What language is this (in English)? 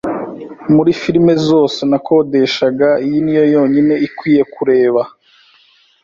Kinyarwanda